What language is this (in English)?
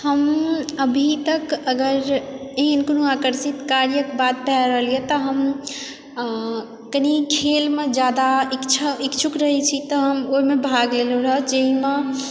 Maithili